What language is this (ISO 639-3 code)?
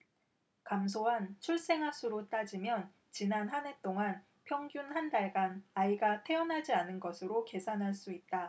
kor